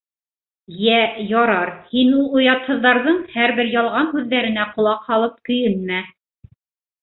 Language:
Bashkir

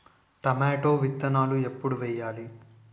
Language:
Telugu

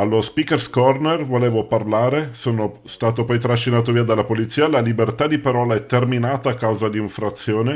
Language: Italian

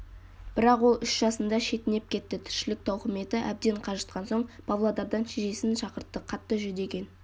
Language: Kazakh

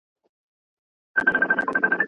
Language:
Pashto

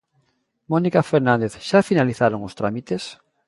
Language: Galician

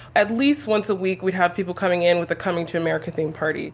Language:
English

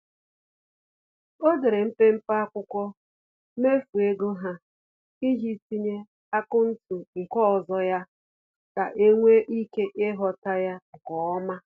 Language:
Igbo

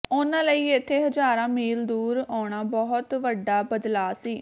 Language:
Punjabi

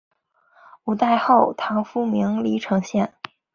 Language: Chinese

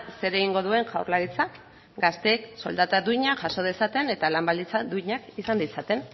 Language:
Basque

